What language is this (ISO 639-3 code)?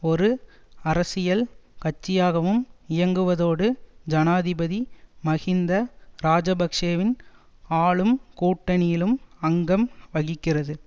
tam